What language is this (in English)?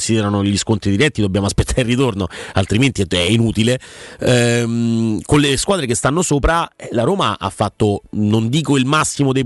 Italian